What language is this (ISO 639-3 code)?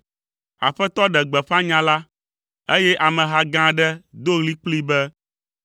ewe